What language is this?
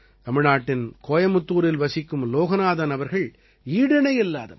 Tamil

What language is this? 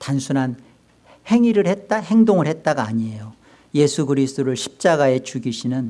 Korean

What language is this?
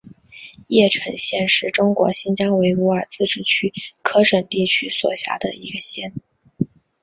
Chinese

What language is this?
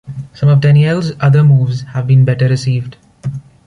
English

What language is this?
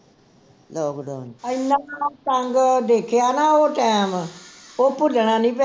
Punjabi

